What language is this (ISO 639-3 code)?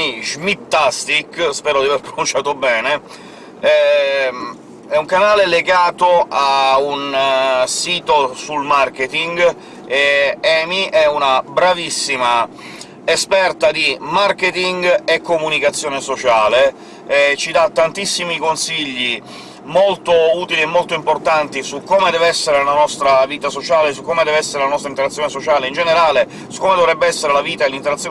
ita